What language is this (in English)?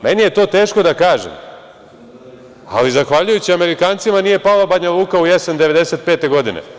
Serbian